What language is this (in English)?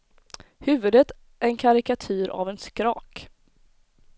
Swedish